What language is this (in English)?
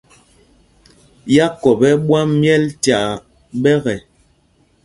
Mpumpong